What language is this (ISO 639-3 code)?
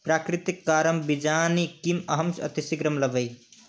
san